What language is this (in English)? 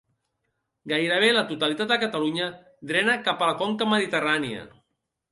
Catalan